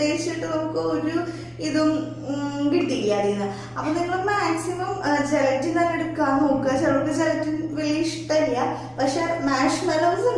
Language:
Turkish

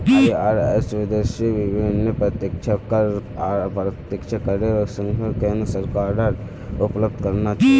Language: Magahi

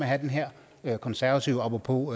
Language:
Danish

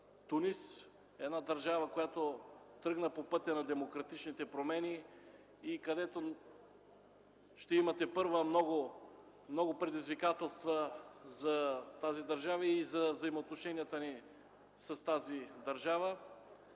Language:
Bulgarian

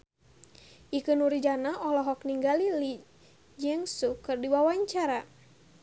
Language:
Sundanese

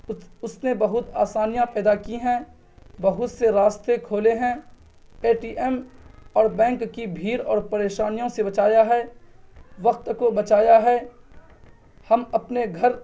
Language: Urdu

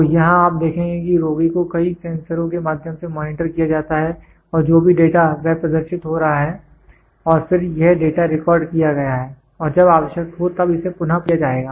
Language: Hindi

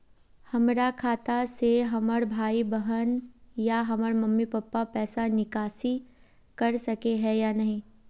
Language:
Magahi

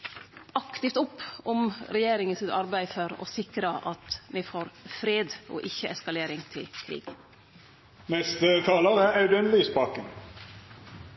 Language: Norwegian Nynorsk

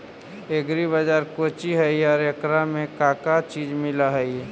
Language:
Magahi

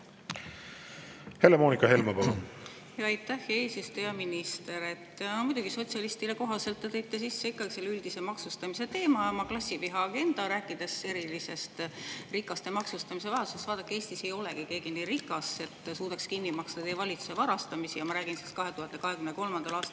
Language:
Estonian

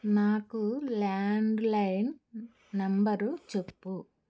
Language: Telugu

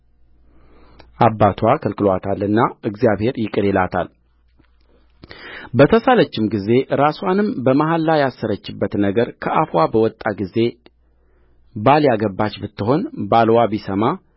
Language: Amharic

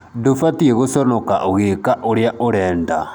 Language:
Kikuyu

